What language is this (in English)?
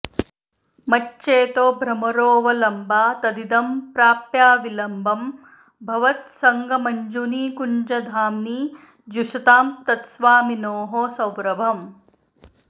Sanskrit